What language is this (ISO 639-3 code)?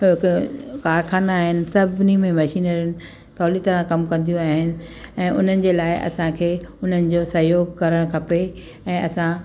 snd